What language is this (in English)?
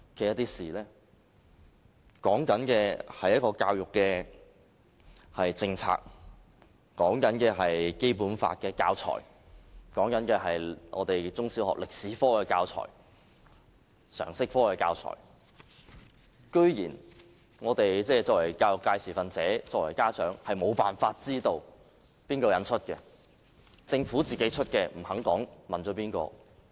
Cantonese